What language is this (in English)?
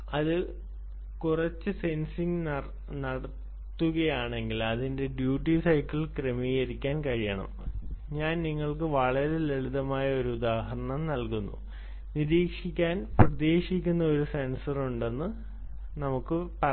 Malayalam